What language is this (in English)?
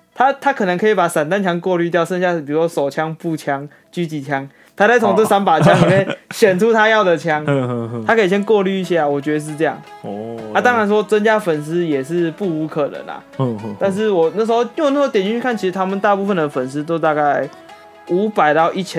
Chinese